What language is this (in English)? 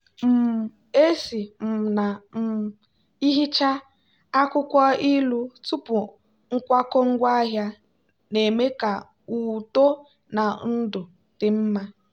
Igbo